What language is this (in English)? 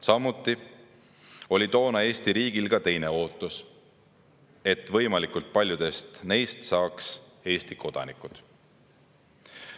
Estonian